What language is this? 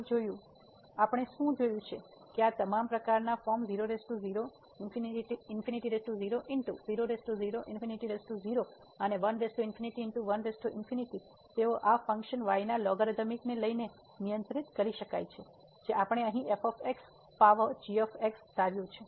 Gujarati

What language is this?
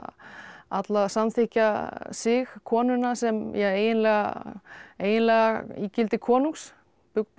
Icelandic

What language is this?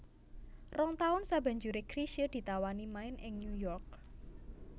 Javanese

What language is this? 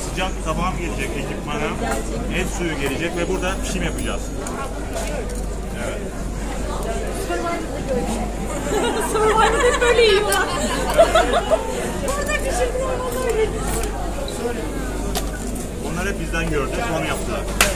Turkish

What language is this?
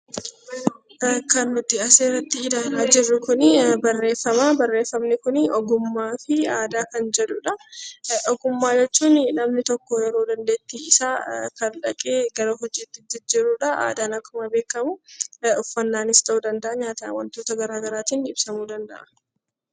Oromo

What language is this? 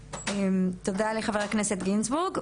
Hebrew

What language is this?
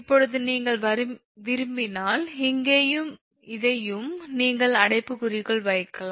Tamil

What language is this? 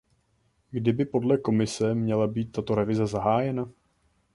Czech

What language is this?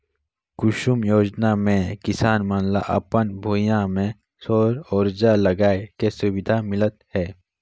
Chhattisgarhi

